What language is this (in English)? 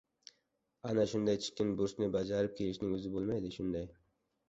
Uzbek